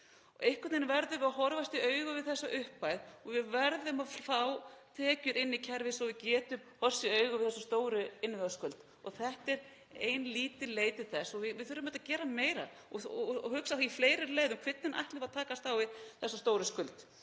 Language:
Icelandic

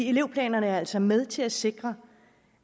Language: Danish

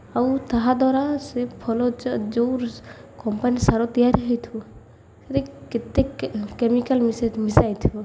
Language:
Odia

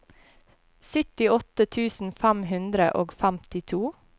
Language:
Norwegian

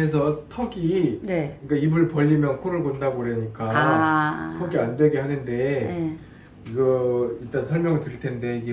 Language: Korean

